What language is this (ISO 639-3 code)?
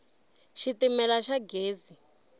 tso